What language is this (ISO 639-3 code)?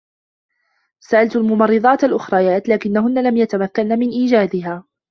ara